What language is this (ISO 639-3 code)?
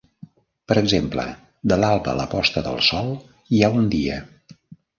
cat